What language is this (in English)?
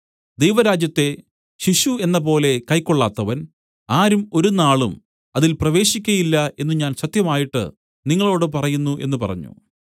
Malayalam